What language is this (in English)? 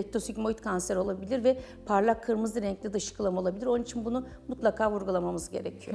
Turkish